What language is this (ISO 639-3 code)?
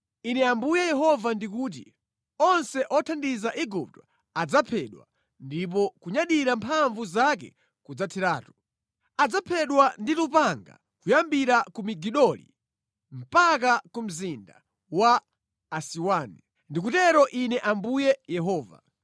nya